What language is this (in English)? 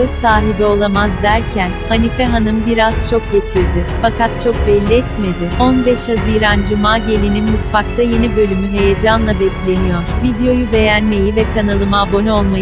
Turkish